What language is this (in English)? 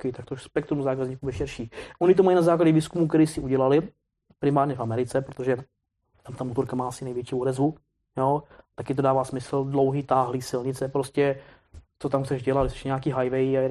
Czech